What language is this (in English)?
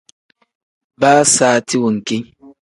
Tem